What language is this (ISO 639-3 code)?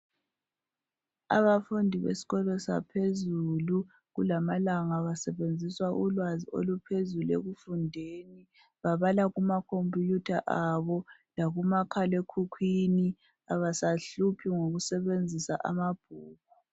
nde